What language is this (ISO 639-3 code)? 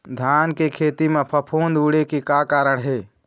hne